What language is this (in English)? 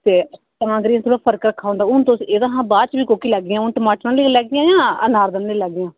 Dogri